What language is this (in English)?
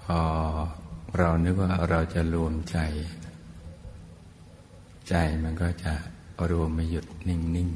Thai